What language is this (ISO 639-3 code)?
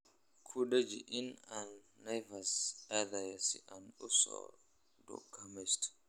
som